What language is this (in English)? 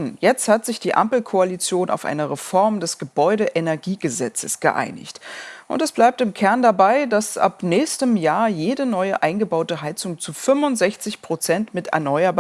German